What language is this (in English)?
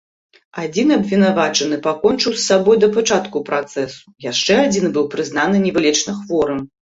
Belarusian